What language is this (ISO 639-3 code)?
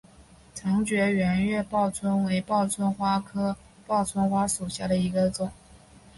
zho